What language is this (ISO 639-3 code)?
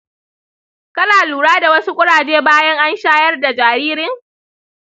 hau